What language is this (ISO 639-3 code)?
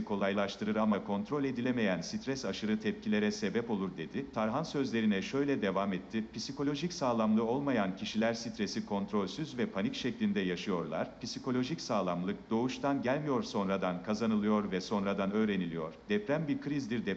tur